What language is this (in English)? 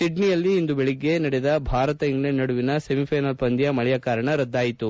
Kannada